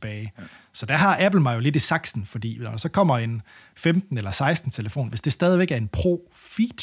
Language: Danish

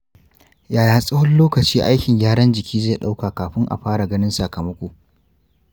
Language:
Hausa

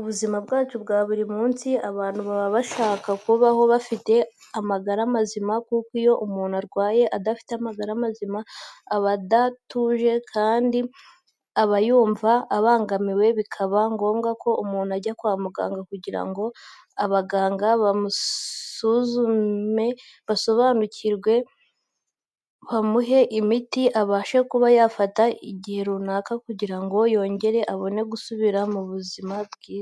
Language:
Kinyarwanda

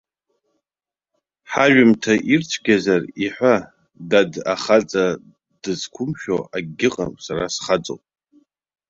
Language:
Abkhazian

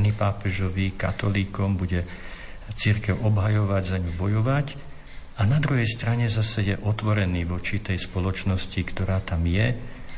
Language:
Slovak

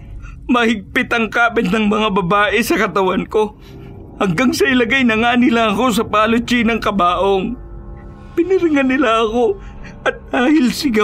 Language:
Filipino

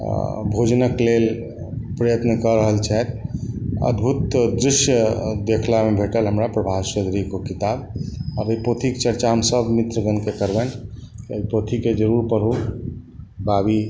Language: Maithili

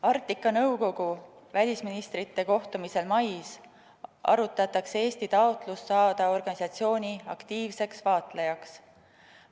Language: Estonian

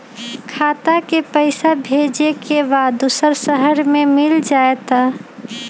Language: Magahi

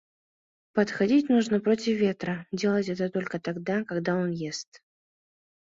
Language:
Mari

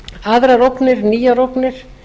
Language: Icelandic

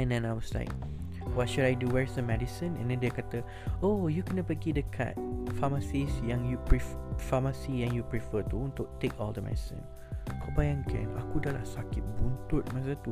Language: Malay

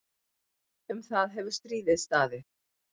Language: Icelandic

